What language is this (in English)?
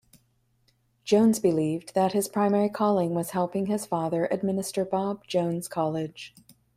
English